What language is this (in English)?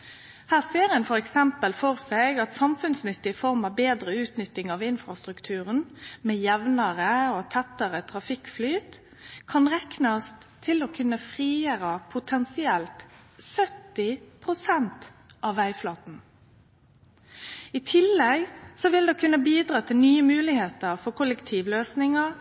Norwegian Nynorsk